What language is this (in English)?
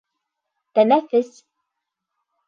Bashkir